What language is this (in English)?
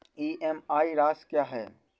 Hindi